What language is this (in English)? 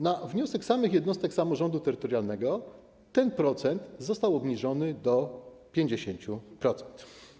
Polish